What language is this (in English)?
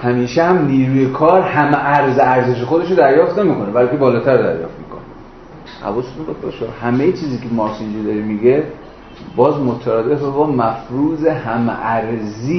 Persian